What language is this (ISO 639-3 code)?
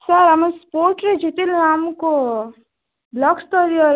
ori